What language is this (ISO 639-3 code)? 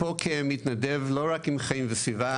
heb